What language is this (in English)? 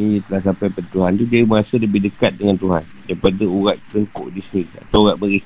Malay